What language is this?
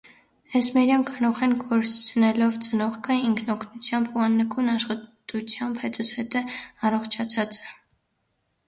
Armenian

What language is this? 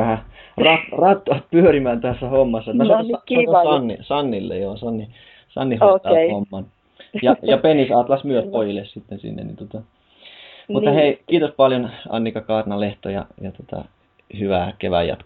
Finnish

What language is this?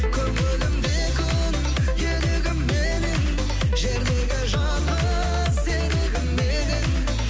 Kazakh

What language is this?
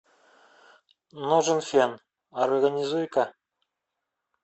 Russian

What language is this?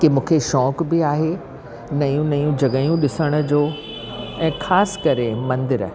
Sindhi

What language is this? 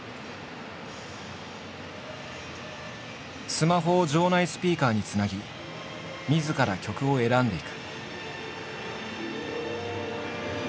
Japanese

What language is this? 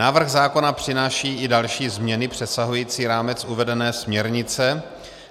Czech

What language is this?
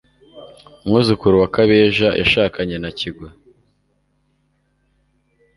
Kinyarwanda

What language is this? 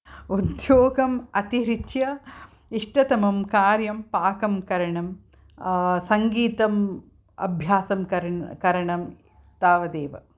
Sanskrit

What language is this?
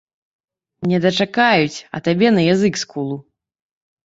Belarusian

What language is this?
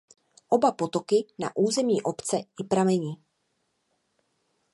Czech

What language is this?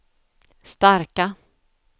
Swedish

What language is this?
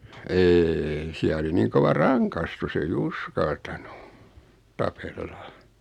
Finnish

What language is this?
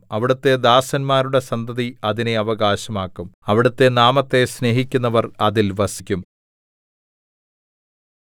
Malayalam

